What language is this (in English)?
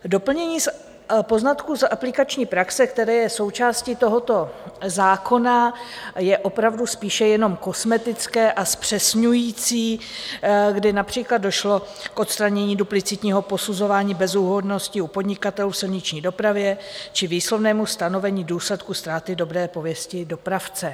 Czech